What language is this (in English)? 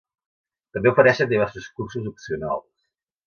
Catalan